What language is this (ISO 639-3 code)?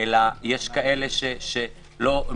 heb